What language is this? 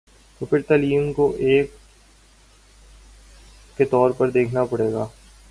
Urdu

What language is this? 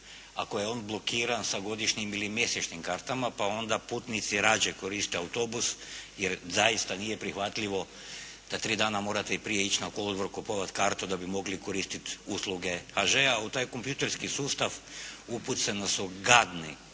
Croatian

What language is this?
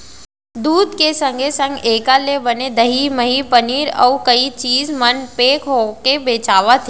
Chhattisgarhi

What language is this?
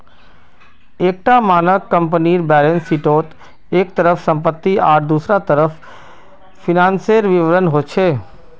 Magahi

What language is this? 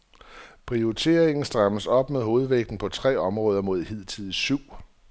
Danish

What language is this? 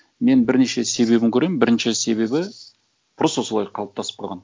Kazakh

